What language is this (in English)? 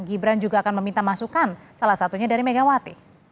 Indonesian